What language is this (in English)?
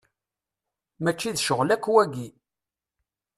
Kabyle